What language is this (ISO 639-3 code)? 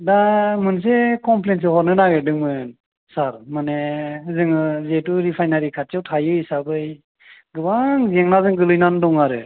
brx